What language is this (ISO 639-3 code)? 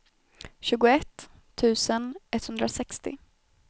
swe